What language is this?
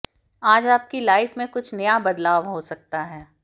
Hindi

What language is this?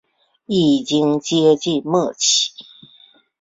Chinese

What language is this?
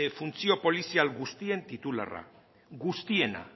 Basque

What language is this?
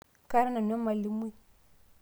Masai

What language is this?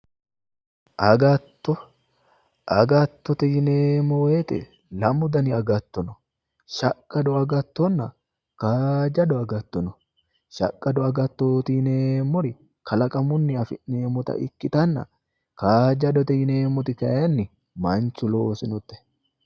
Sidamo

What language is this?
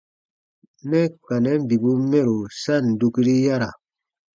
Baatonum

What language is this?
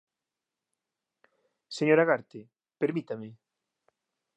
Galician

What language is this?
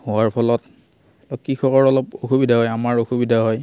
Assamese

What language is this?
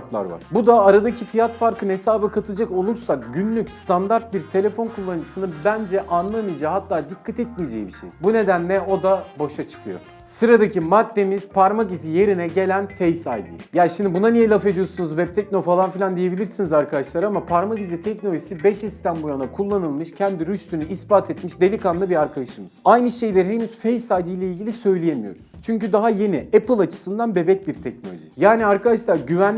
Turkish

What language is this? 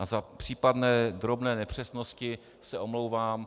Czech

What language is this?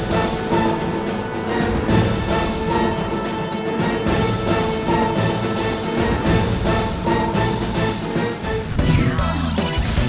Thai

